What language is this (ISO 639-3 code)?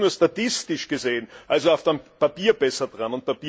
deu